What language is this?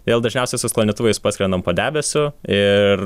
Lithuanian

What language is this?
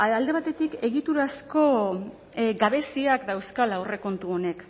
Basque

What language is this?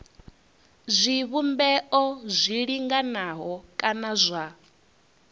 Venda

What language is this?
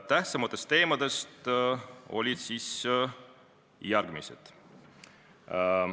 Estonian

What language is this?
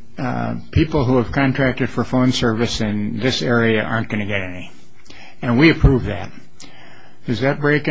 English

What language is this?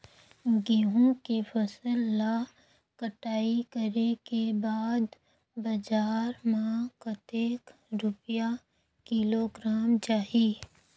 Chhattisgarhi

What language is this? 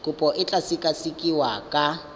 Tswana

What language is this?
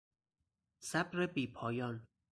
Persian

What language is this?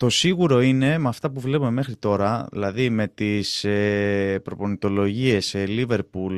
Greek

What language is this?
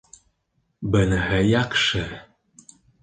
Bashkir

